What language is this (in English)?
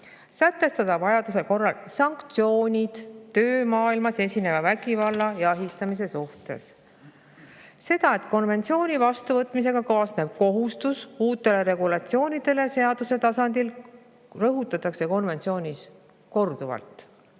Estonian